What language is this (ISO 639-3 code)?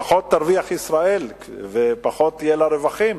heb